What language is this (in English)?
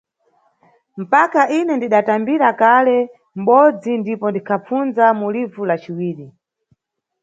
Nyungwe